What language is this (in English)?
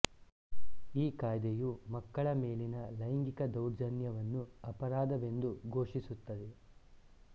Kannada